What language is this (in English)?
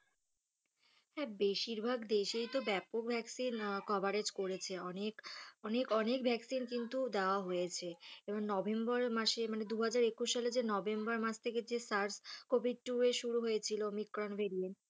Bangla